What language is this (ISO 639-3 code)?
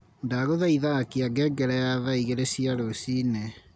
kik